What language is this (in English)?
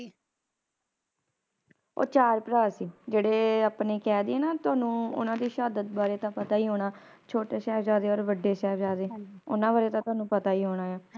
Punjabi